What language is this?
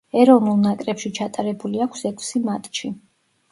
Georgian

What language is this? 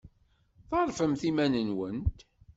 Kabyle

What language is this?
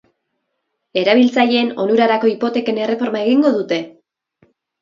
Basque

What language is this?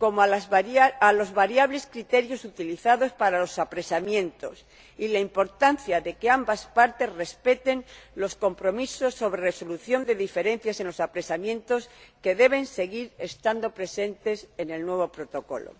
Spanish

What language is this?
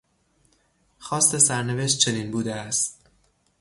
Persian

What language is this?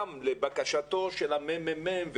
Hebrew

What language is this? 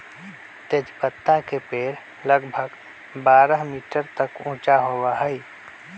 Magahi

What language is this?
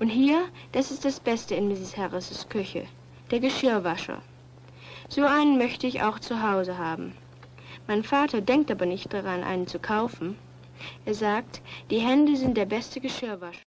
German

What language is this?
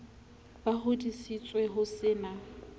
Southern Sotho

